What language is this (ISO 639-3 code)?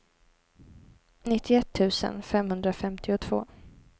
swe